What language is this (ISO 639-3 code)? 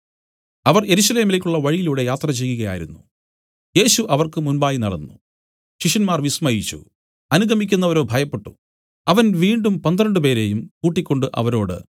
mal